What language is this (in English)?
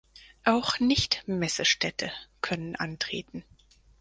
German